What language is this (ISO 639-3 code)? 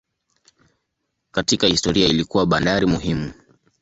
swa